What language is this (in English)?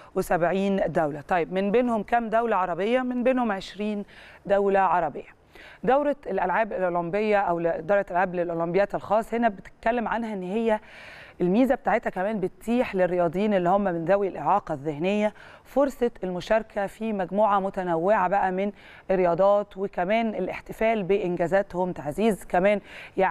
Arabic